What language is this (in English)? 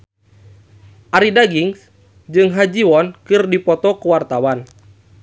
Sundanese